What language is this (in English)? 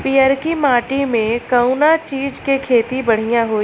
Bhojpuri